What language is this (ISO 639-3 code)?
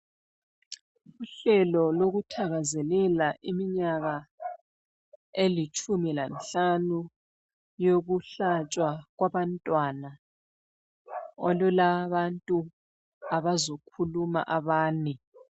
nde